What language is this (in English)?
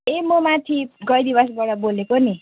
Nepali